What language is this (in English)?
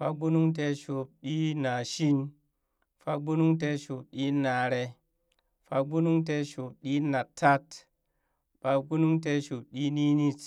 Burak